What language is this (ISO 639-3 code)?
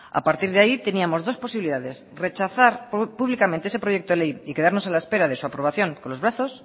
spa